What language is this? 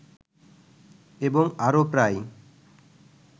Bangla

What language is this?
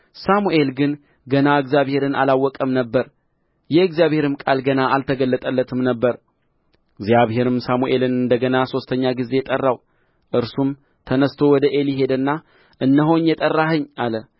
Amharic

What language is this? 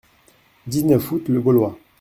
French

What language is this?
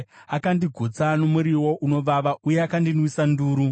Shona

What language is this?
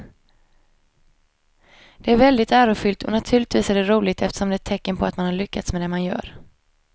Swedish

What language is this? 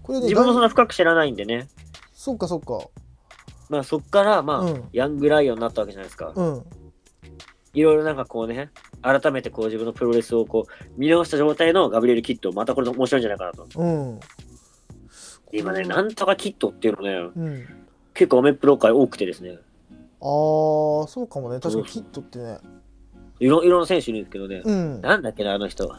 Japanese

